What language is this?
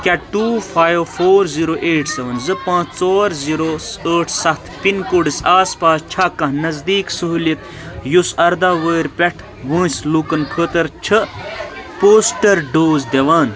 Kashmiri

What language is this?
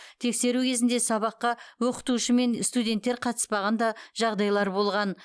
Kazakh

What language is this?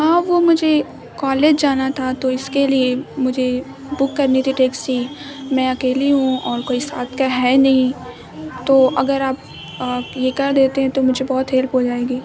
Urdu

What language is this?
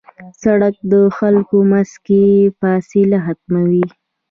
Pashto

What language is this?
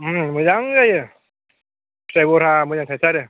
Bodo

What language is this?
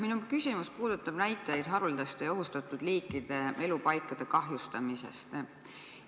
Estonian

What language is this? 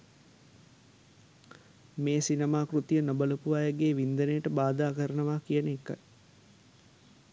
Sinhala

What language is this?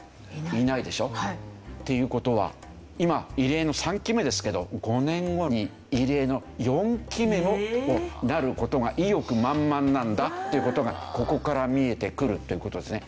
Japanese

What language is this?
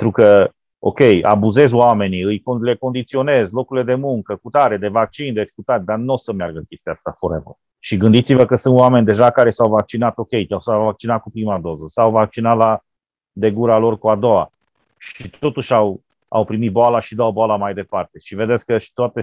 Romanian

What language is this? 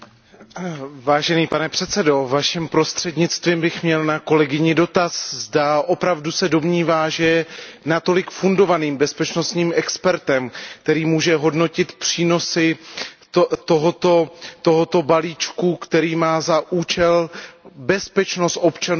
Czech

